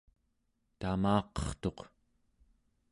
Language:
Central Yupik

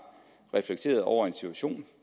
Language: Danish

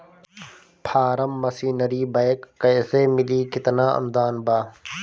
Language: Bhojpuri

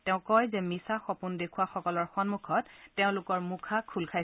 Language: Assamese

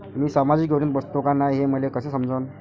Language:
Marathi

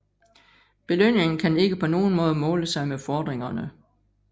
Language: Danish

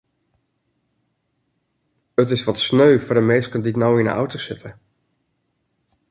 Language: Western Frisian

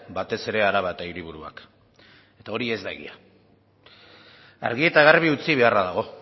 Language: Basque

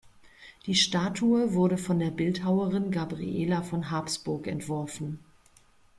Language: German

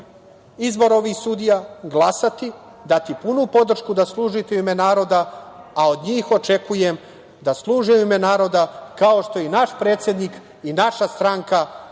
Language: Serbian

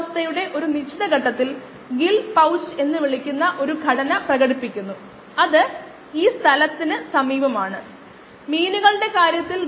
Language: Malayalam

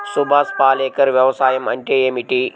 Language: Telugu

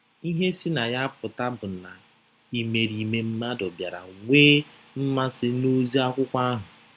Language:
Igbo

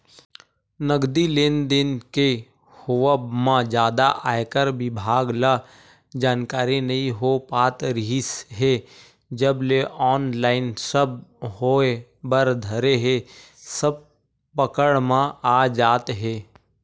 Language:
Chhattisgarhi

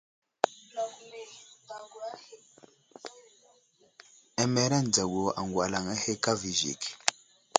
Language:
Wuzlam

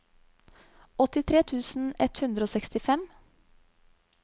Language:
Norwegian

